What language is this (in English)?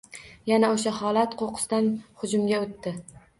Uzbek